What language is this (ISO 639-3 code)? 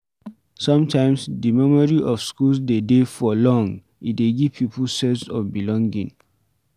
pcm